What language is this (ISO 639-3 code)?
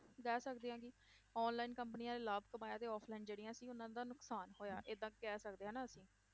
pan